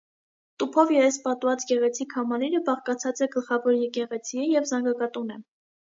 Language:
Armenian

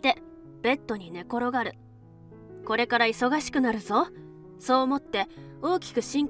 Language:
Japanese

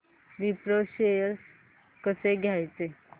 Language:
Marathi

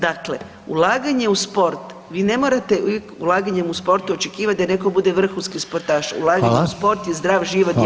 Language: Croatian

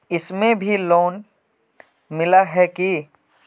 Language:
Magahi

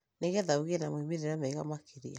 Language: Kikuyu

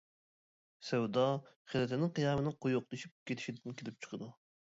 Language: Uyghur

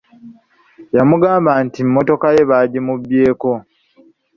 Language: Ganda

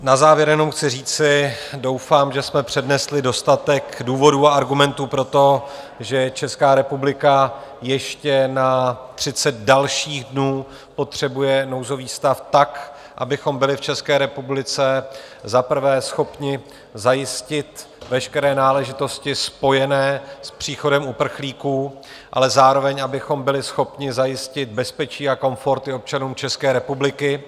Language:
Czech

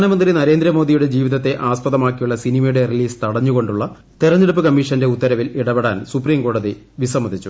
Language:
Malayalam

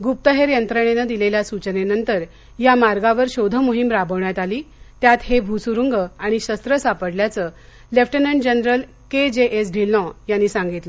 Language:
Marathi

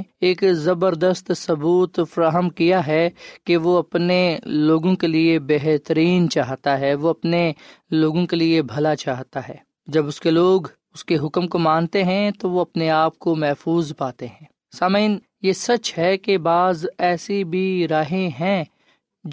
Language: Urdu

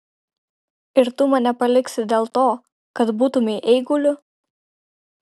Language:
Lithuanian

